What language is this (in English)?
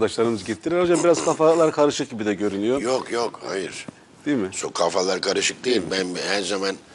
Turkish